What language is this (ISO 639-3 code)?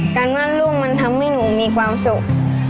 tha